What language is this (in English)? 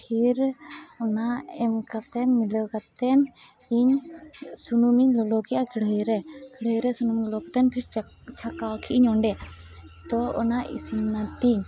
Santali